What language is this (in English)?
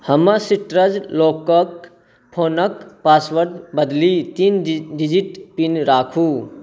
Maithili